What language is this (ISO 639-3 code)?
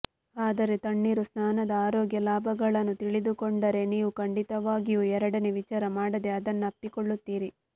kan